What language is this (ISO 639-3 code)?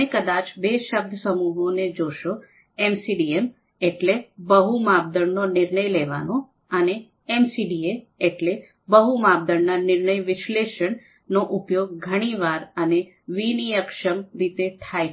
guj